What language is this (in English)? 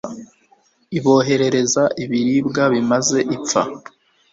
Kinyarwanda